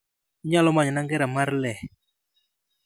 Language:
Luo (Kenya and Tanzania)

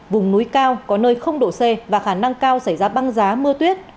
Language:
Vietnamese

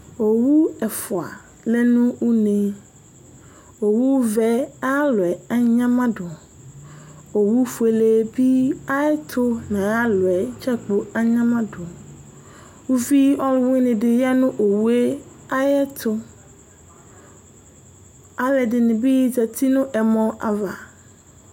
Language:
Ikposo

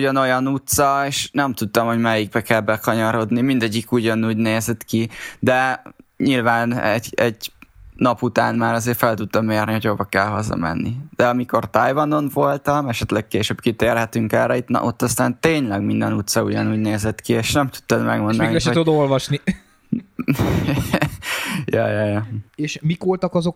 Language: Hungarian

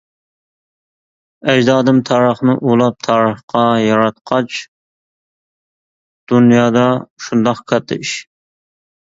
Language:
Uyghur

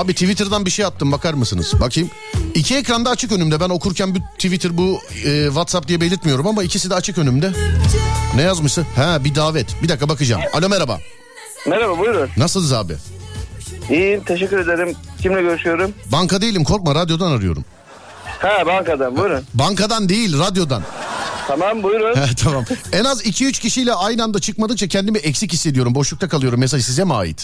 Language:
Turkish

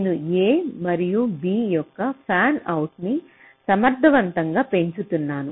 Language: Telugu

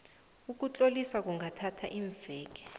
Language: South Ndebele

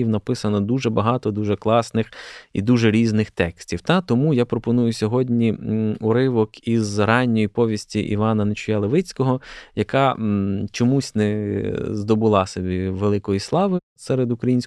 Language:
Ukrainian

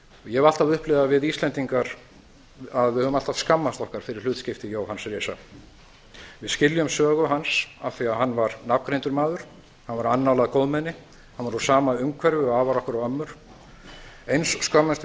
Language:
Icelandic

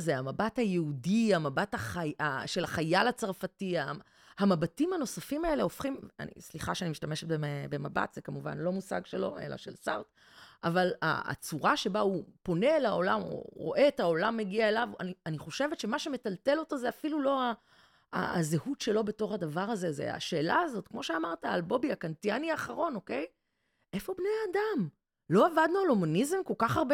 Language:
Hebrew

